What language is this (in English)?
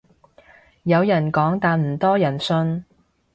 Cantonese